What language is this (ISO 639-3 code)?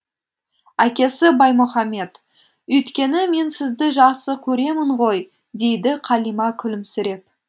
kaz